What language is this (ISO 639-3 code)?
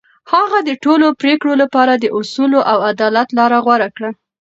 pus